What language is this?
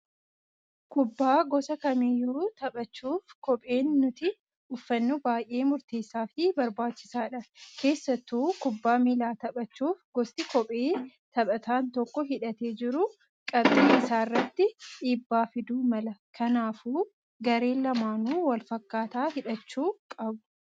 Oromo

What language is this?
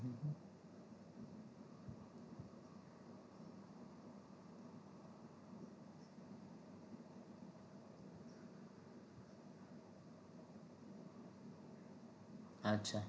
Gujarati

